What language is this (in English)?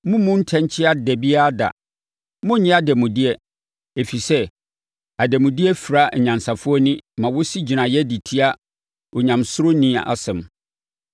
Akan